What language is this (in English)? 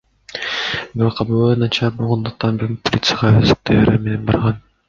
Kyrgyz